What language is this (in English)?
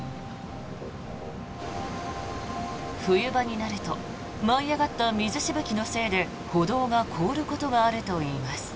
Japanese